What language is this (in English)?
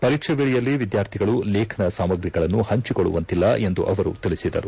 Kannada